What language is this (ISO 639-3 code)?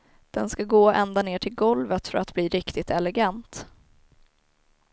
swe